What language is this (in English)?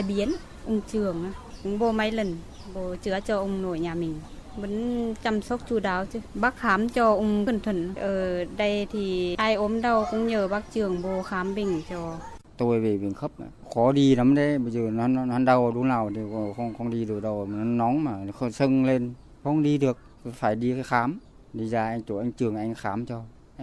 Vietnamese